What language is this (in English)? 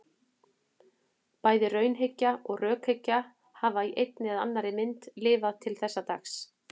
Icelandic